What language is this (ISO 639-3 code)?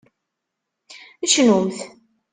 kab